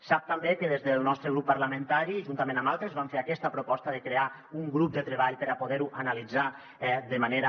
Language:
Catalan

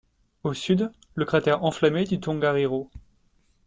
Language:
French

